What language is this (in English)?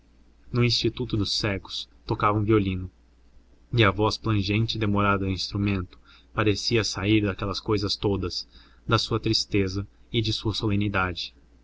Portuguese